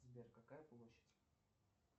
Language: Russian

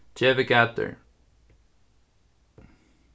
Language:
Faroese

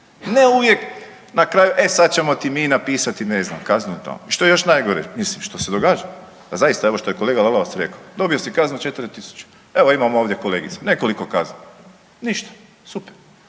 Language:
Croatian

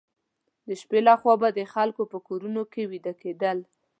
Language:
Pashto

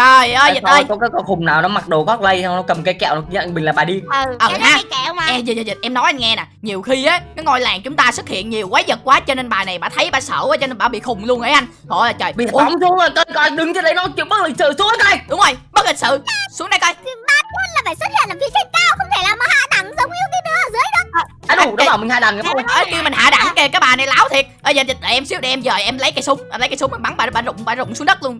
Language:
Vietnamese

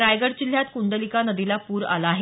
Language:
Marathi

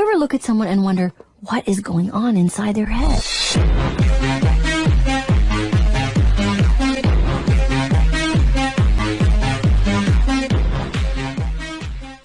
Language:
English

